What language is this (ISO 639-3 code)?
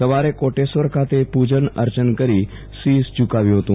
guj